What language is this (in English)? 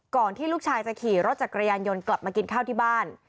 Thai